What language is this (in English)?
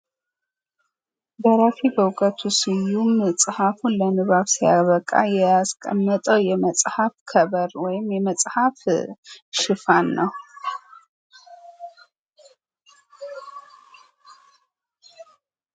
Amharic